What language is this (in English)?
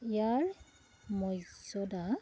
Assamese